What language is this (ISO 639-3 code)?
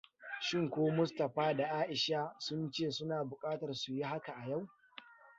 hau